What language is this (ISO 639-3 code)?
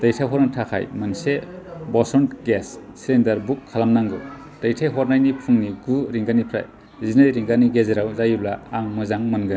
brx